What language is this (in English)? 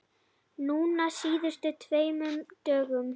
Icelandic